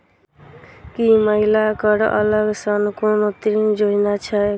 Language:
Maithili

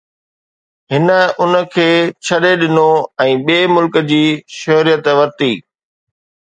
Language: Sindhi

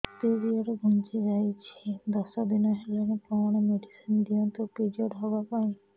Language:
Odia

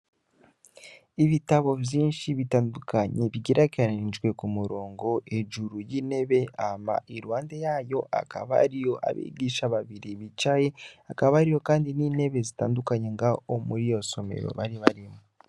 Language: Rundi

